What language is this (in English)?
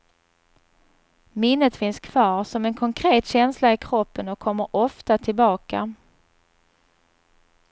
Swedish